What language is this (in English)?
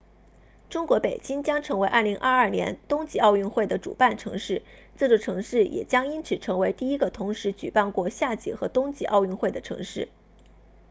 Chinese